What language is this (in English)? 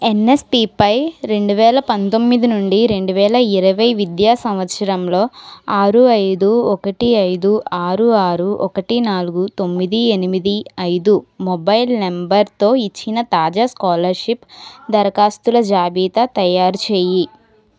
Telugu